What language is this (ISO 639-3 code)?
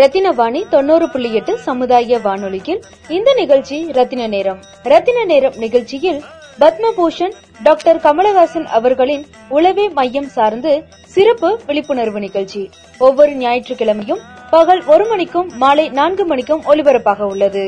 tam